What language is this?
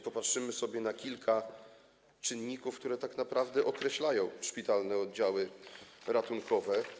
Polish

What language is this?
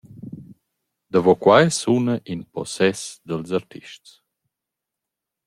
Romansh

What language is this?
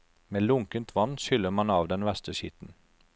Norwegian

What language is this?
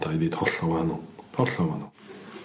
Welsh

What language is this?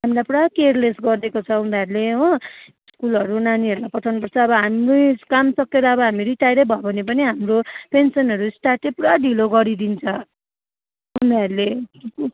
Nepali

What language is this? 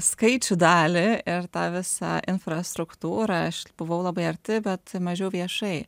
Lithuanian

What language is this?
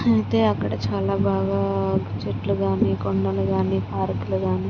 Telugu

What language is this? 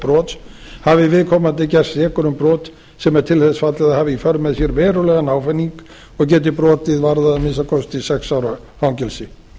Icelandic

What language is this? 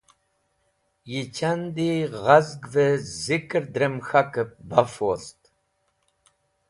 Wakhi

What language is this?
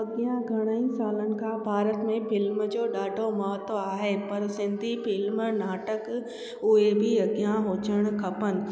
Sindhi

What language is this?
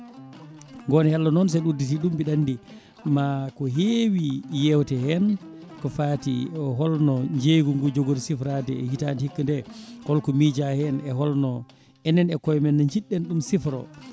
Fula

